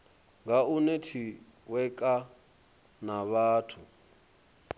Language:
Venda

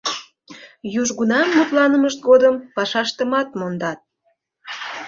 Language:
Mari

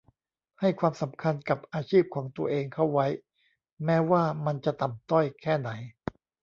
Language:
Thai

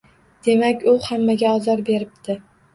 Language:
Uzbek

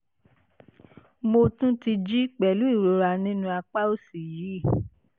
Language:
Yoruba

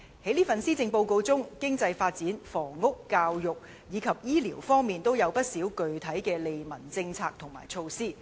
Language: Cantonese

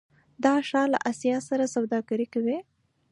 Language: Pashto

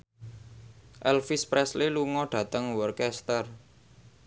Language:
Javanese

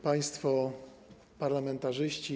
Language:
Polish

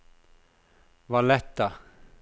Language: Norwegian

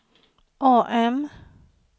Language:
Swedish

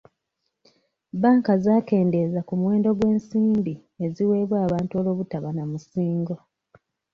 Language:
Ganda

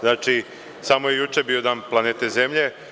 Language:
Serbian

